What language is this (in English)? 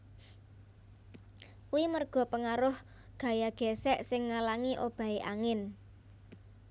Javanese